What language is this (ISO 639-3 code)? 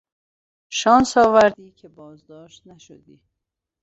fas